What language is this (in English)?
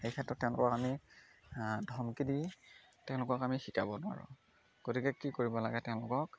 Assamese